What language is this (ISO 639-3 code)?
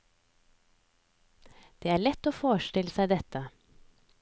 nor